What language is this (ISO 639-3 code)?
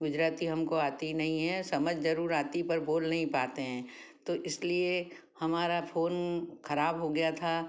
hin